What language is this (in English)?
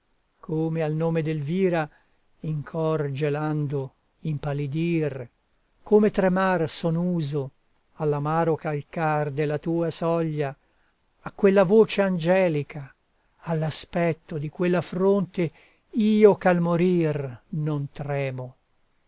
Italian